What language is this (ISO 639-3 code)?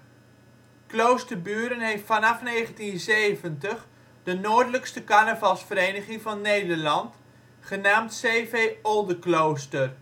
nld